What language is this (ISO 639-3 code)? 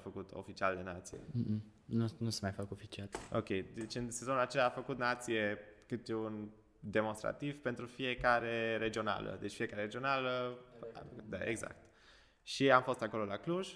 ron